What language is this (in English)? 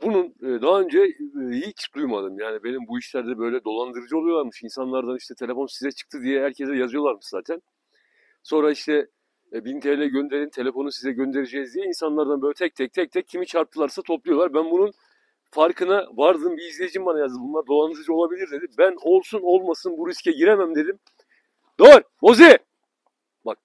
Turkish